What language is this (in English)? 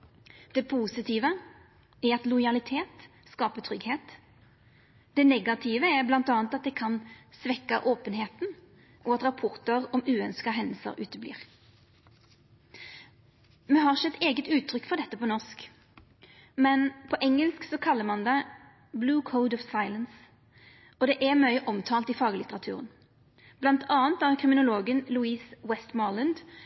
Norwegian Nynorsk